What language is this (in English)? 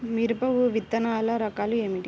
Telugu